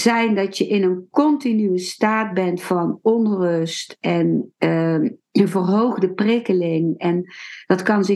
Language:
Dutch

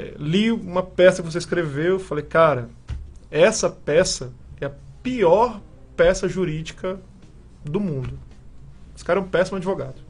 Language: Portuguese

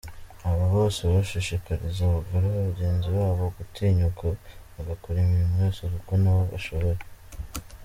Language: Kinyarwanda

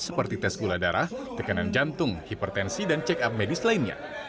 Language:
Indonesian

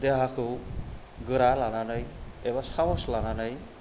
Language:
Bodo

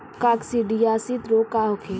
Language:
Bhojpuri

